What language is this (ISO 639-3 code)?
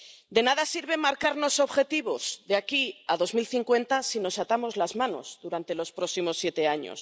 spa